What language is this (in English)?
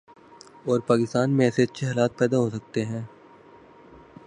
Urdu